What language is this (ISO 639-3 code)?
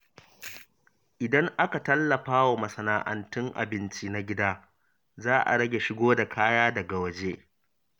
hau